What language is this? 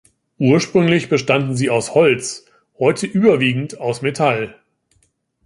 German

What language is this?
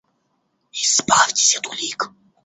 Russian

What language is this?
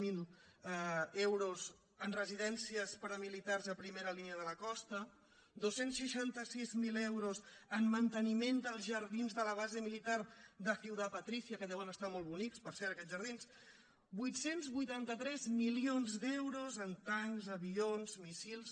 Catalan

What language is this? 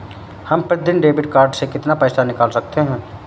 Hindi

